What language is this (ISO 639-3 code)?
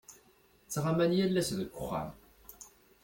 kab